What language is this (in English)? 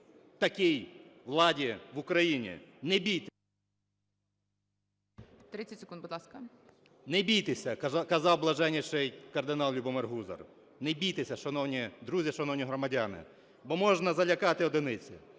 Ukrainian